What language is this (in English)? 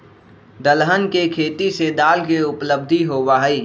Magahi